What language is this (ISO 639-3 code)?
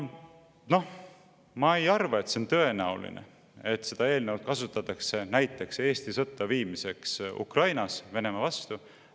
est